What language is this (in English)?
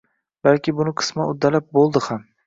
Uzbek